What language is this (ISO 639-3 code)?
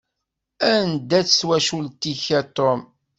kab